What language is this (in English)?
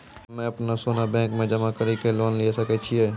Maithili